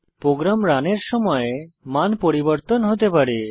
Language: Bangla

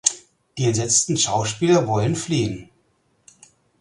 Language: German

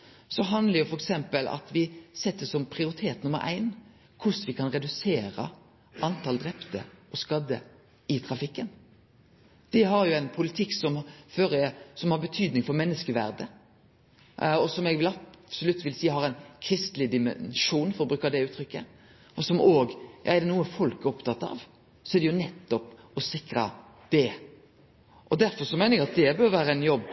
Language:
Norwegian Nynorsk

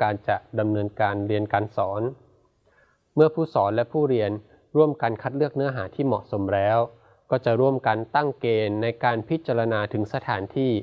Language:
Thai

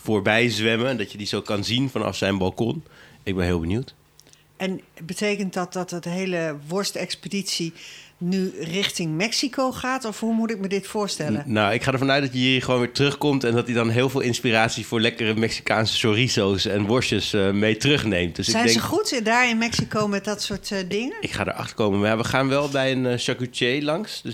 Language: Dutch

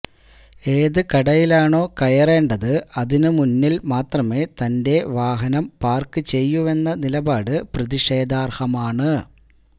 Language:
Malayalam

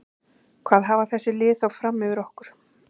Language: Icelandic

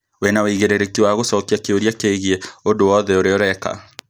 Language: Kikuyu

